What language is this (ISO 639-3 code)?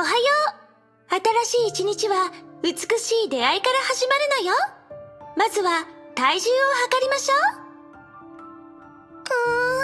jpn